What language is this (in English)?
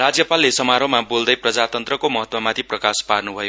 Nepali